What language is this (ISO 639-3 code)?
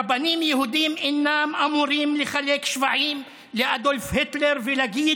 heb